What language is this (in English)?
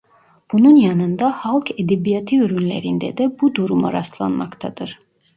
Turkish